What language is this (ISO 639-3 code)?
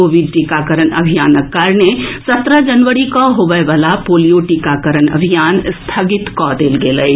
mai